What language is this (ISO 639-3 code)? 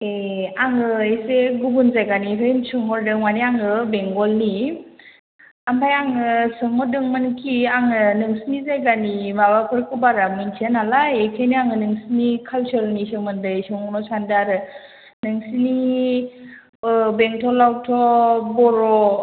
brx